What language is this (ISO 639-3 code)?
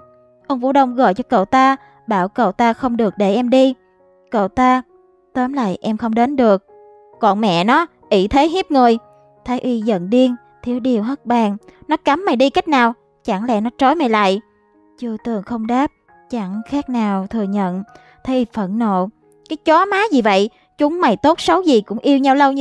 vie